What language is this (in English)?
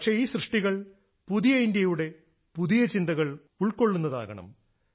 Malayalam